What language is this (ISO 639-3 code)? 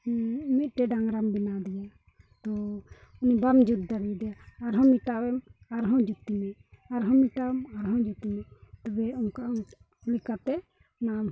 sat